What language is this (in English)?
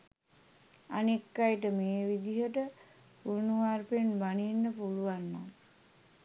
Sinhala